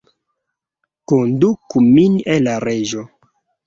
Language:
Esperanto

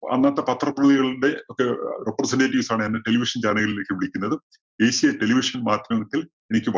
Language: Malayalam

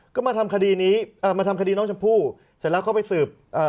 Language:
Thai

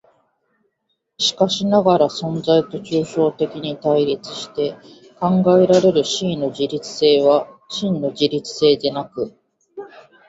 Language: Japanese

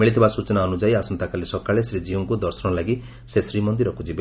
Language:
Odia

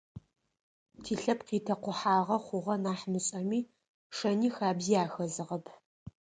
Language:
Adyghe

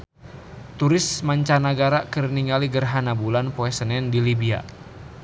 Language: Sundanese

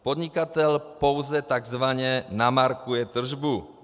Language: Czech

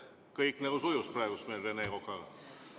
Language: Estonian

